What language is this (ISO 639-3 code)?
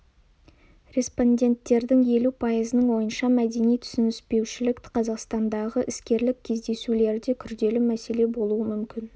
kaz